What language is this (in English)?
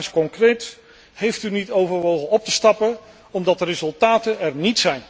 Dutch